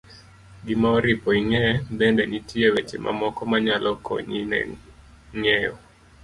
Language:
Luo (Kenya and Tanzania)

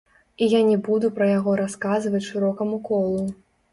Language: Belarusian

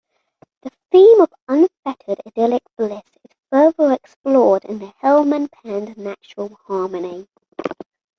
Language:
English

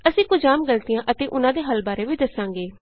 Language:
Punjabi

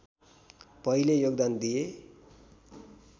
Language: Nepali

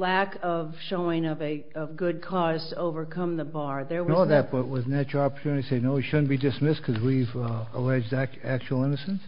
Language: English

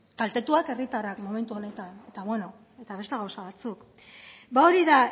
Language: Basque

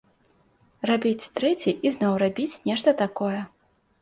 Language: Belarusian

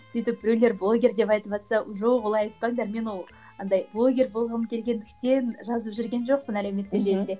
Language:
Kazakh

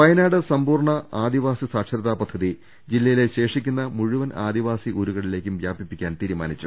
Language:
Malayalam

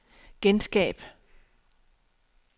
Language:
Danish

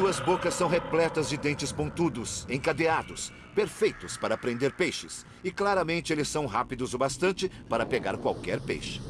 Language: Portuguese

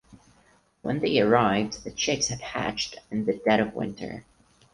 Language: English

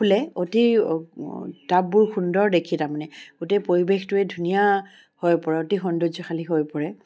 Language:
Assamese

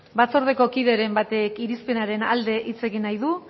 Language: Basque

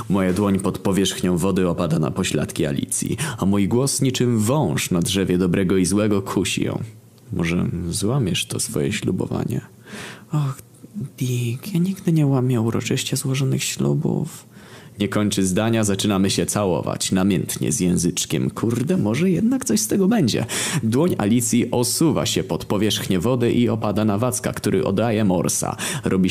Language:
Polish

